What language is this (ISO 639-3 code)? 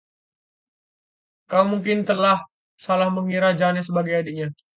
ind